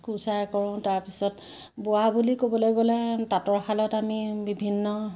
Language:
Assamese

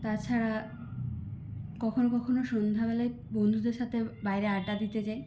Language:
Bangla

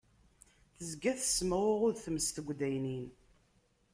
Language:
Kabyle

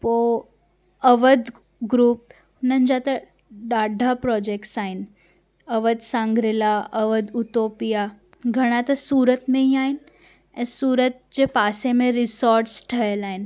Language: Sindhi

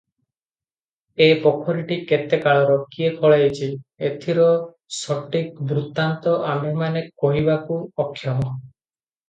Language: Odia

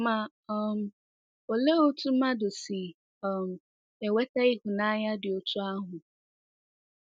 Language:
Igbo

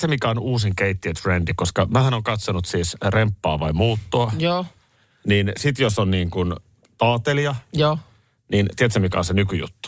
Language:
Finnish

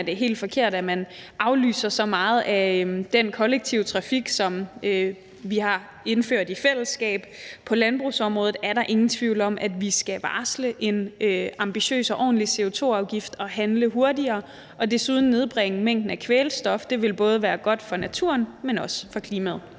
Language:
Danish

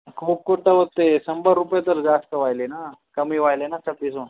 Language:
Marathi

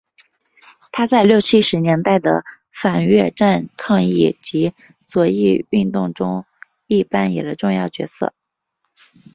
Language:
Chinese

